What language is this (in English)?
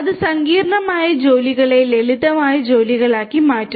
Malayalam